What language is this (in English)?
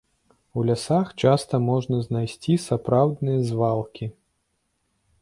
Belarusian